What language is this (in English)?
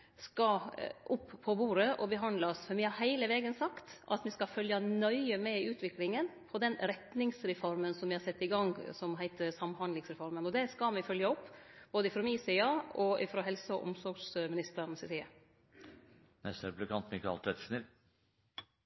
Norwegian Nynorsk